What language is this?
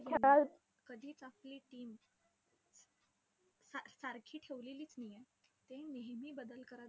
Marathi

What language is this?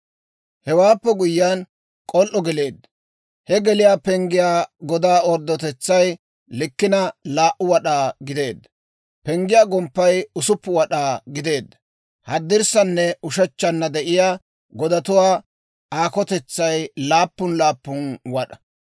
Dawro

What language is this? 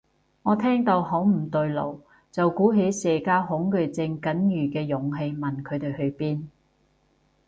Cantonese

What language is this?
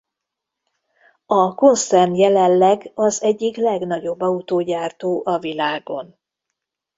Hungarian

